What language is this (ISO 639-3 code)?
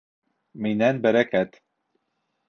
bak